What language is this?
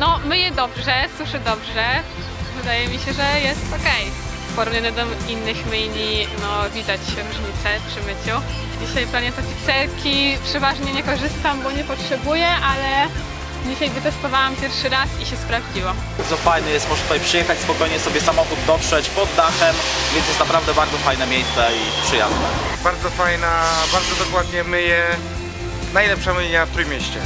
Polish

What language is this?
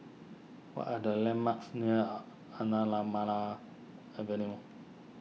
English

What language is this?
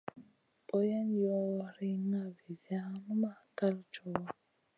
Masana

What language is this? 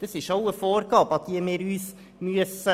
Swiss German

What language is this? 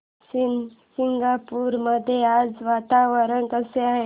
Marathi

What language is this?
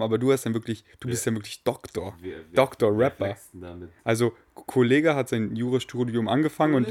German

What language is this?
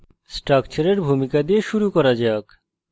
Bangla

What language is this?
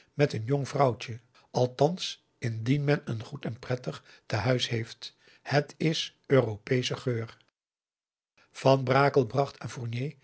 Dutch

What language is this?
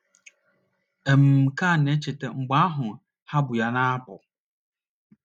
Igbo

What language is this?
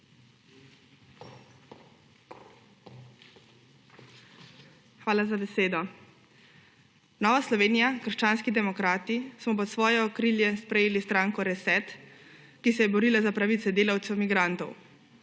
Slovenian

